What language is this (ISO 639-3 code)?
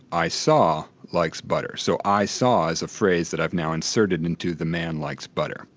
eng